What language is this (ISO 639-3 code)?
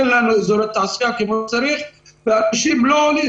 heb